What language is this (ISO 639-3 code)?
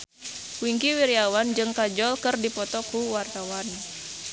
sun